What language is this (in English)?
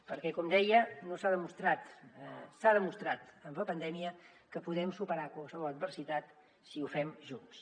Catalan